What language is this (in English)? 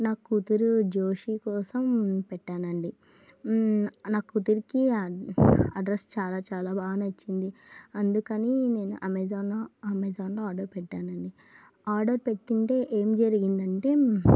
Telugu